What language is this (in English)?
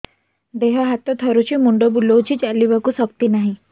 Odia